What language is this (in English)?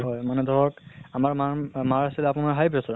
Assamese